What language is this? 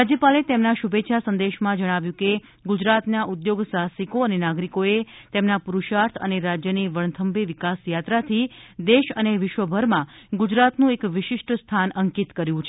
Gujarati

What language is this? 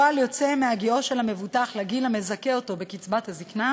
Hebrew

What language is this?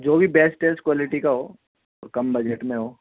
Urdu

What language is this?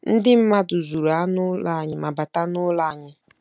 Igbo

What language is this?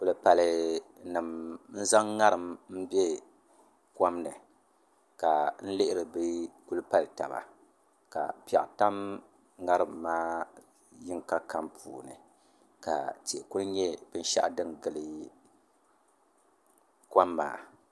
Dagbani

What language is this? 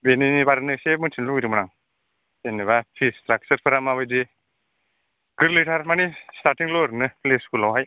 Bodo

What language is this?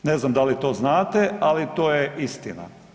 Croatian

